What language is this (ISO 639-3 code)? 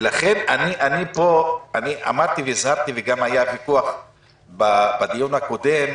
heb